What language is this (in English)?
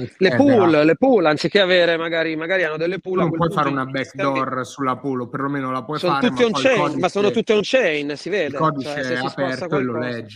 Italian